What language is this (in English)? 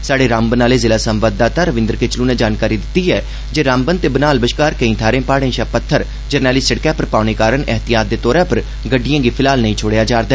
Dogri